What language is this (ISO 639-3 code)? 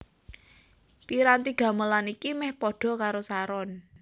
jav